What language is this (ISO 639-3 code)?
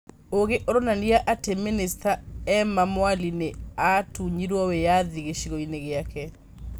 kik